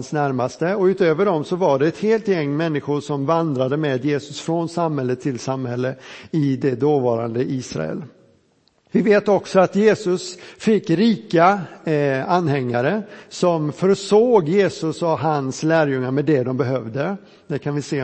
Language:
Swedish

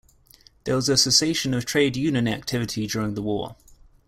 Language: English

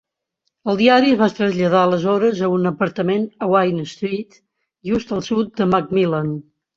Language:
Catalan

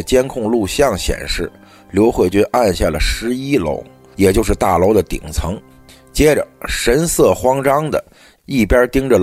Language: Chinese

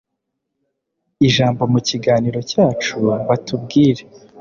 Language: Kinyarwanda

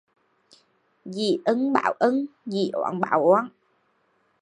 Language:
Vietnamese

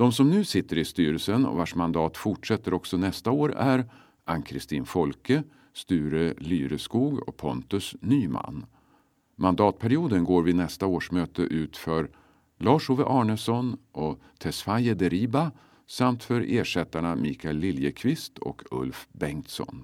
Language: Swedish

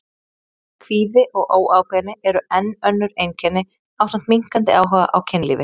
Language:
Icelandic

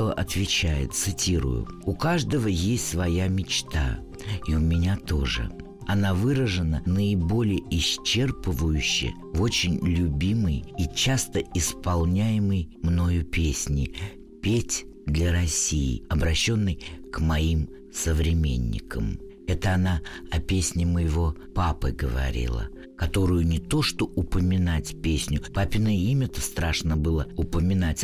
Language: Russian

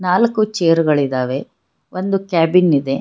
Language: Kannada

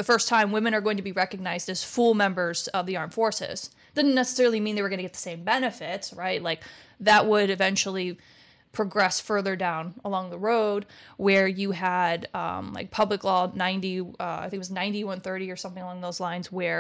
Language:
English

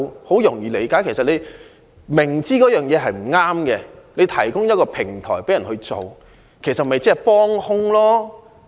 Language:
Cantonese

